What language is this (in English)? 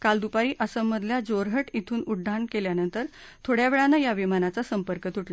Marathi